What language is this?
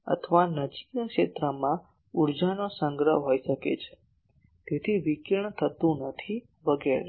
Gujarati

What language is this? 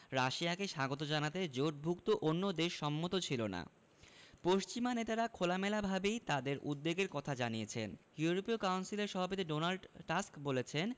Bangla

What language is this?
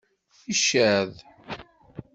Kabyle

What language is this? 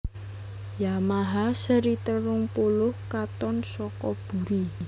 Javanese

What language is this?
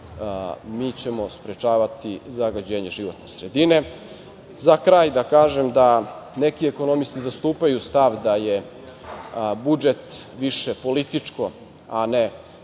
Serbian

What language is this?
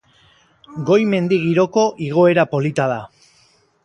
Basque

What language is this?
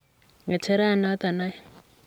Kalenjin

